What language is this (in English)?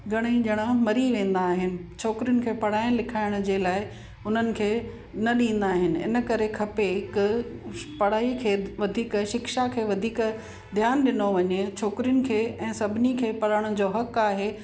Sindhi